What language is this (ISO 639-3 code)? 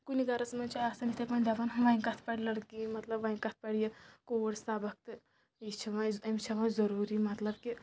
kas